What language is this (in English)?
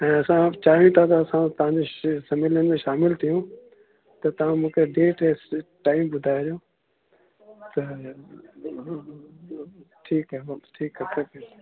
Sindhi